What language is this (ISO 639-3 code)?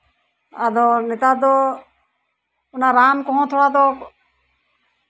sat